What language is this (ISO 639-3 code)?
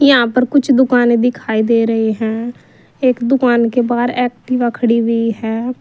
hin